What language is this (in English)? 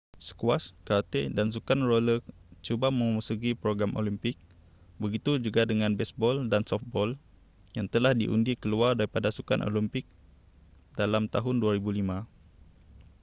Malay